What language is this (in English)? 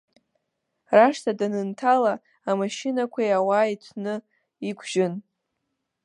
Abkhazian